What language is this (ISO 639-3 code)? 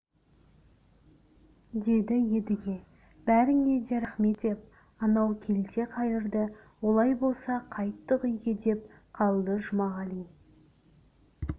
kaz